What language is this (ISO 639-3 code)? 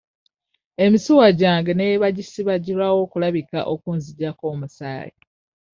lug